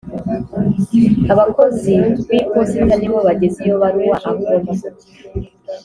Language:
Kinyarwanda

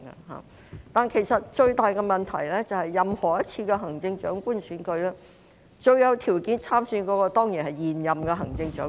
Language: Cantonese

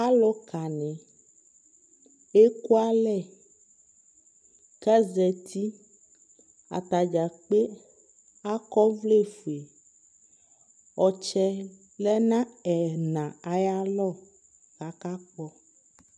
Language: Ikposo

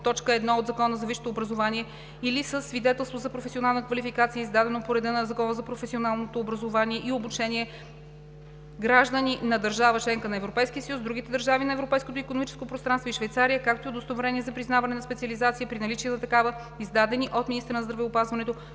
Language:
Bulgarian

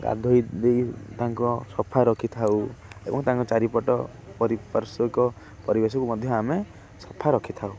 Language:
Odia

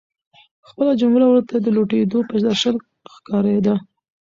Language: Pashto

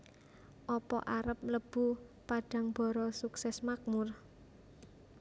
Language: Javanese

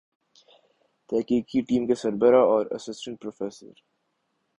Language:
Urdu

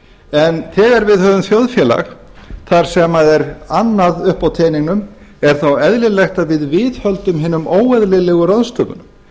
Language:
Icelandic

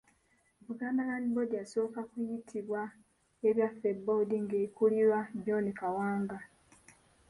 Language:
Ganda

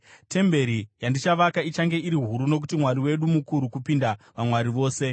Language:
Shona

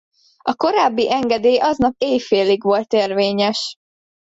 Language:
Hungarian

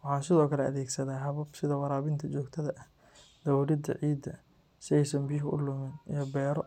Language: Somali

